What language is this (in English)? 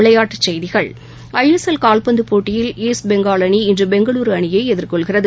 Tamil